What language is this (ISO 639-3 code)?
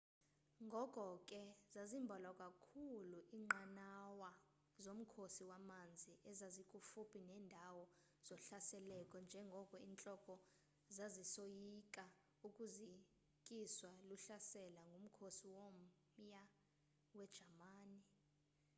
xho